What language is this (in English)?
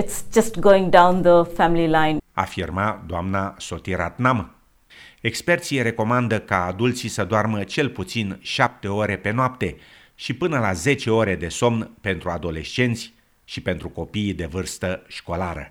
Romanian